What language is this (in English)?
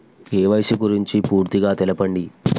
Telugu